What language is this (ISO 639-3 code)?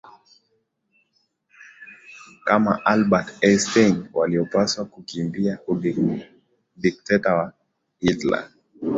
swa